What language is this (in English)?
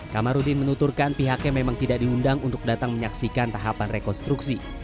Indonesian